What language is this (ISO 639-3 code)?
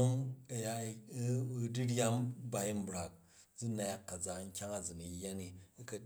kaj